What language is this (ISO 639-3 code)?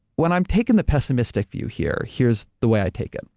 eng